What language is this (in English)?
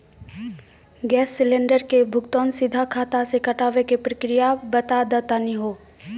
Maithili